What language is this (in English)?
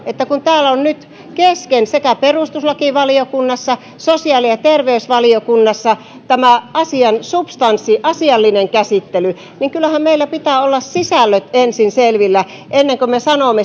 Finnish